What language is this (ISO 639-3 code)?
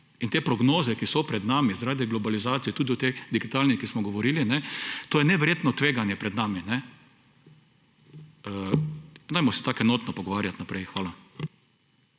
slv